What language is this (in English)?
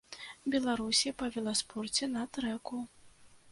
Belarusian